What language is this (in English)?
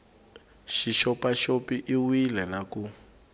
Tsonga